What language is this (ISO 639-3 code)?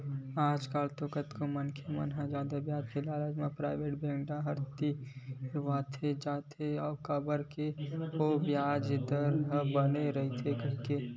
hne